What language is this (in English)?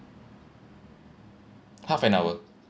English